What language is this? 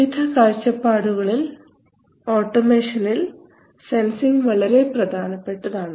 Malayalam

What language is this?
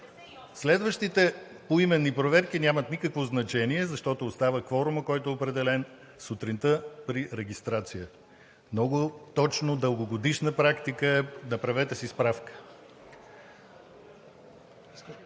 Bulgarian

